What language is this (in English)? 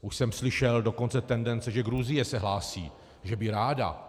Czech